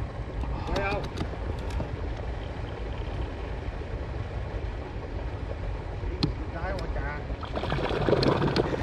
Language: Vietnamese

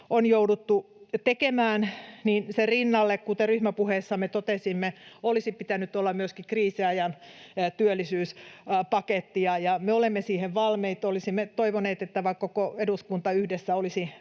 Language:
Finnish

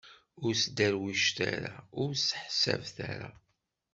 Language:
Kabyle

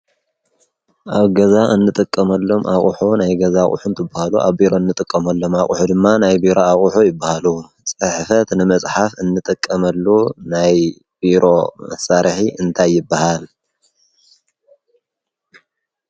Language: Tigrinya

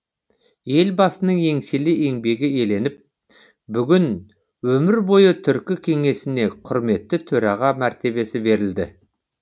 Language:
Kazakh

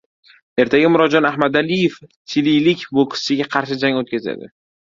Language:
Uzbek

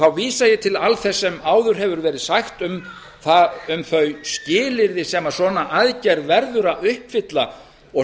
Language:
Icelandic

